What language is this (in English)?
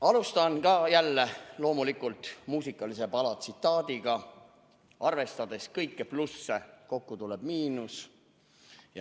Estonian